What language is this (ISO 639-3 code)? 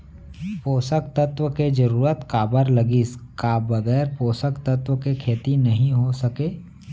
hne